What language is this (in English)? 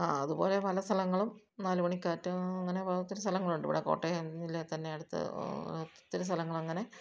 Malayalam